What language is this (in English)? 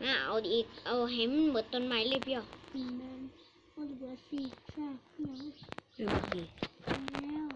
Thai